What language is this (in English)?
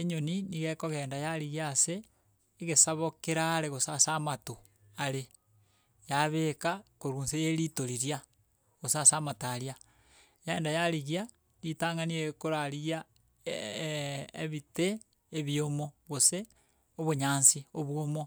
Gusii